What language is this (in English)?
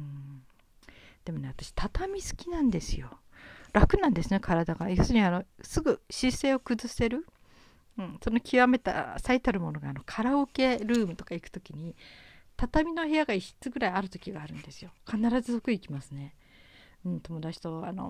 Japanese